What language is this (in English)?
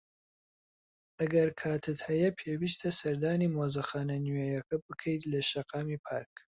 Central Kurdish